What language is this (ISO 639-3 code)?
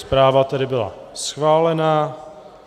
ces